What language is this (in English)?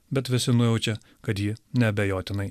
Lithuanian